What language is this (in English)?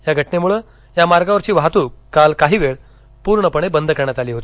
Marathi